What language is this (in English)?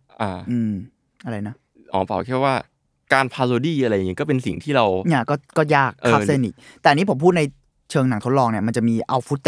Thai